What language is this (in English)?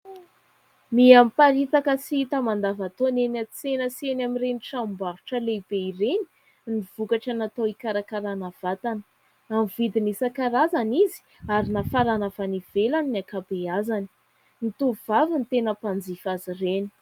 Malagasy